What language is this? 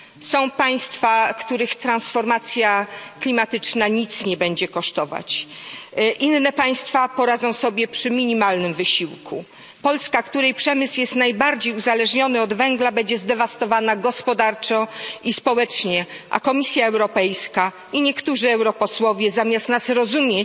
Polish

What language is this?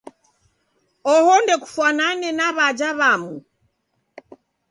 Taita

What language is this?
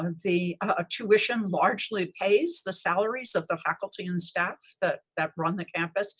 English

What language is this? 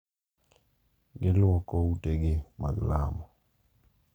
Luo (Kenya and Tanzania)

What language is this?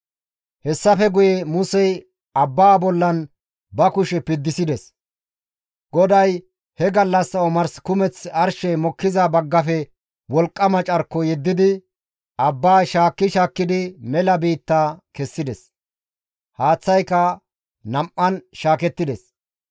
Gamo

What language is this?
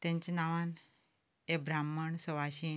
Konkani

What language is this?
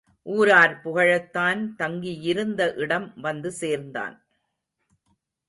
Tamil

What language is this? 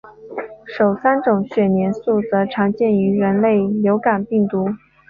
Chinese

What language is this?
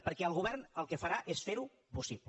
Catalan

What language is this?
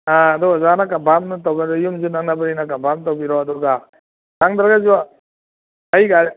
Manipuri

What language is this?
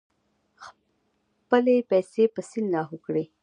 Pashto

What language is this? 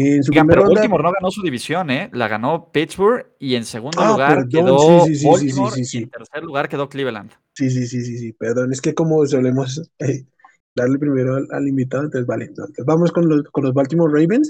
Spanish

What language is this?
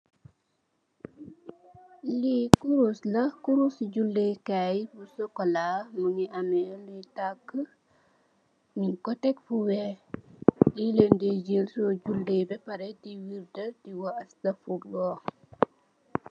Wolof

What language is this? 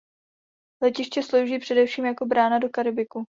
Czech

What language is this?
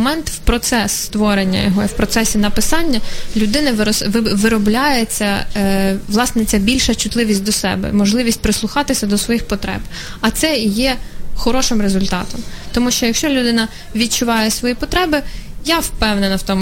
Ukrainian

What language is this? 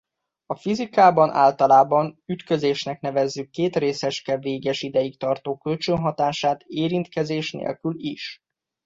Hungarian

